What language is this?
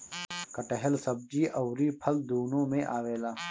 Bhojpuri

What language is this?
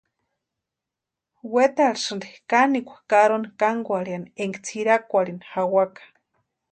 Western Highland Purepecha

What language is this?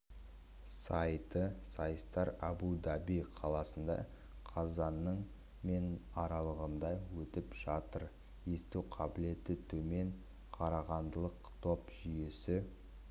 Kazakh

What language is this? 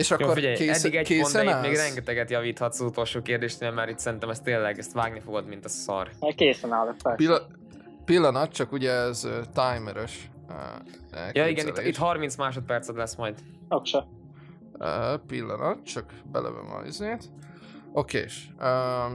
Hungarian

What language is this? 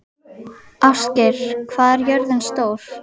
Icelandic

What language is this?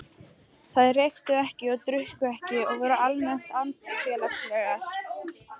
Icelandic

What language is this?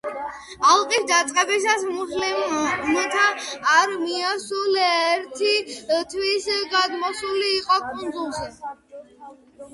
Georgian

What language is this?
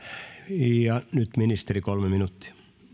Finnish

